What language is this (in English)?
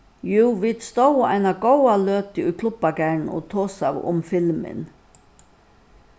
Faroese